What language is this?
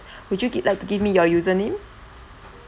English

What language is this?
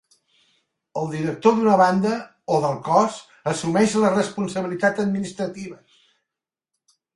Catalan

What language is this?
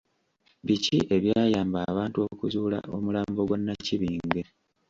Ganda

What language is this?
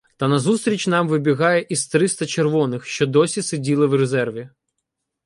Ukrainian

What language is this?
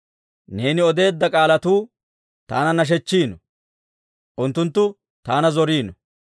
Dawro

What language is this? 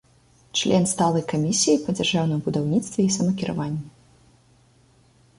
Belarusian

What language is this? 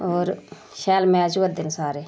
Dogri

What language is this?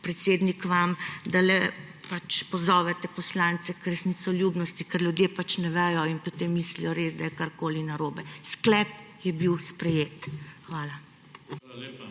Slovenian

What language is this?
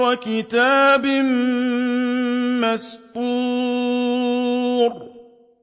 Arabic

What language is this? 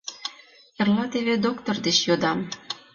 Mari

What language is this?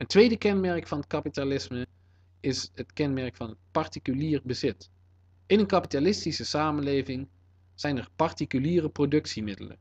Dutch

